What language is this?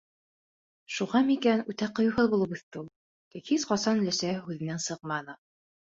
Bashkir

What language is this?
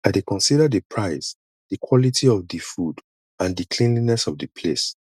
Nigerian Pidgin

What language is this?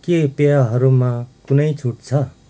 Nepali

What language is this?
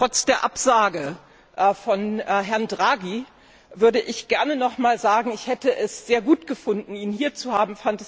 German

